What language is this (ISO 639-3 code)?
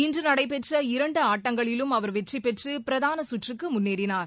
tam